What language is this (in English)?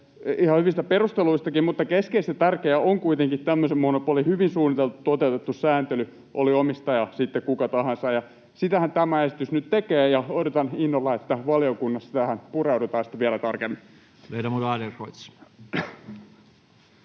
Finnish